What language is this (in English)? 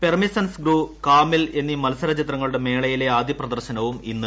Malayalam